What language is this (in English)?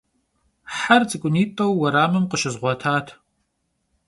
Kabardian